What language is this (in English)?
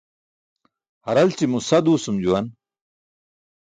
Burushaski